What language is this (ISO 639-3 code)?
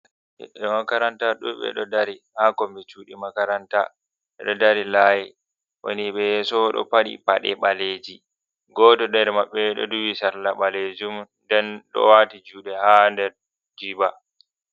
ful